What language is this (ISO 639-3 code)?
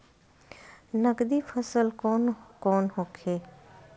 bho